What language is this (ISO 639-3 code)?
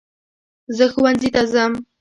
pus